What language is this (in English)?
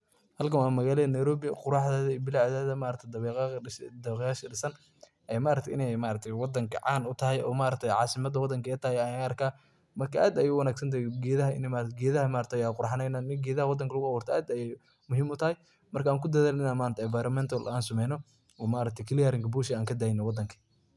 Somali